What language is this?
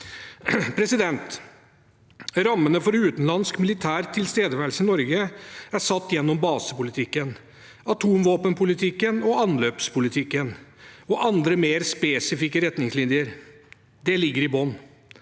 Norwegian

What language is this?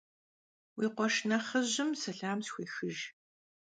Kabardian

